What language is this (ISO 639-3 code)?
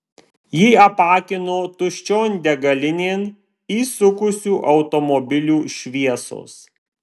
lit